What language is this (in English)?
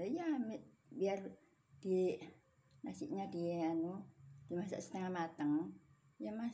Indonesian